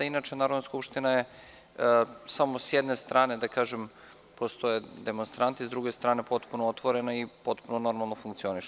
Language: Serbian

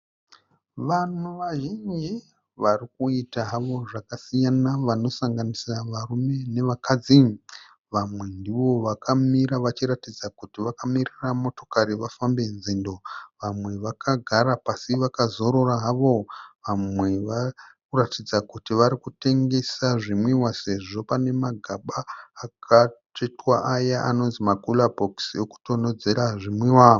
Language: Shona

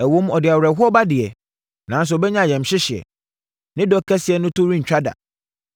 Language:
Akan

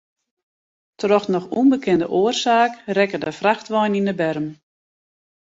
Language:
Western Frisian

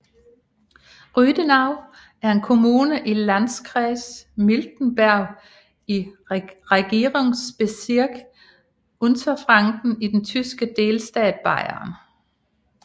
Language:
Danish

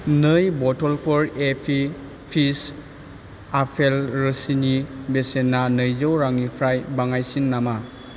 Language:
Bodo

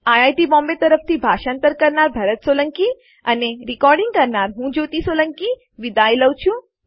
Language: Gujarati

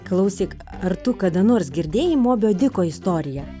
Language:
Lithuanian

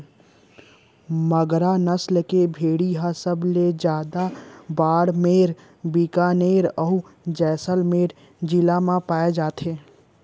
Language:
Chhattisgarhi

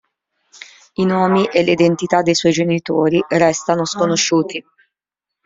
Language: Italian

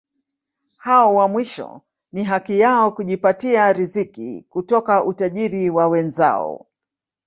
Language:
Swahili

